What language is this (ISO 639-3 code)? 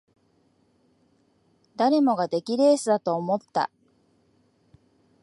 jpn